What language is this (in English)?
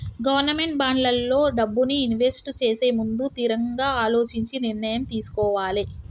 Telugu